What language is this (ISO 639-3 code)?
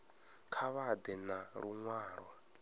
ven